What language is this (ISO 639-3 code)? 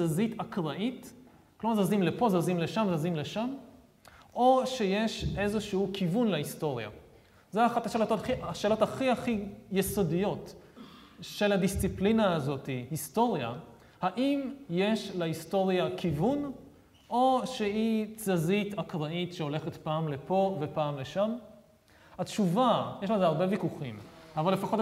heb